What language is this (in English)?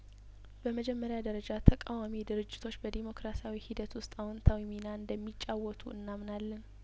Amharic